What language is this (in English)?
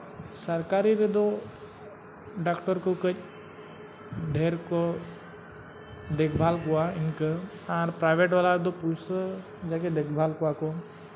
Santali